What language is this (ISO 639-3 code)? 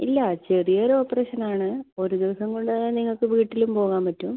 mal